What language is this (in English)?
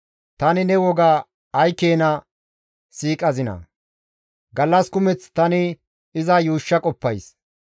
Gamo